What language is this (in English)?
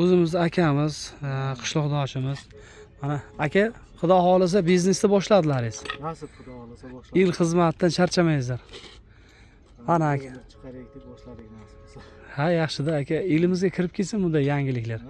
Turkish